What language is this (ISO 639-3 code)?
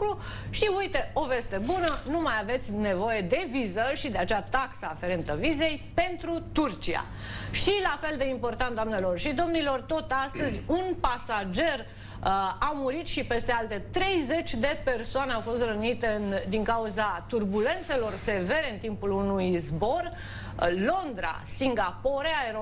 ron